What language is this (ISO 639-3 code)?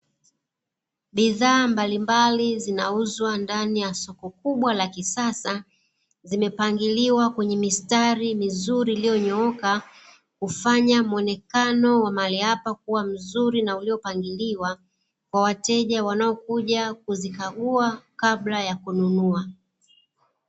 swa